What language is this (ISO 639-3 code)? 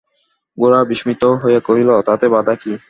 ben